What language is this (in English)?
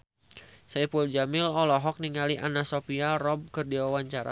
Sundanese